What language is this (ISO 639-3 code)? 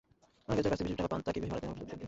ben